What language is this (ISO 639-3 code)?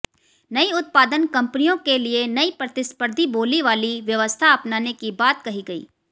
hin